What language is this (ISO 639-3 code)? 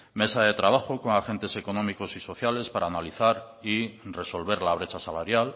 spa